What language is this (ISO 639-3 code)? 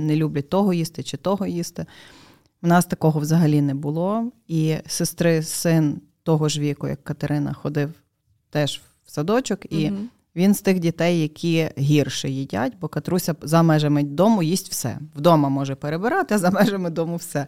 ukr